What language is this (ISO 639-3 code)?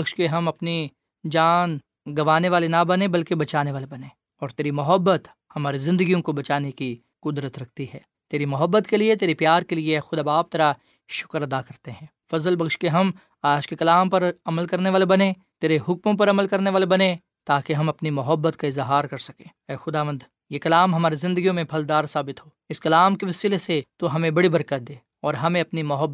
urd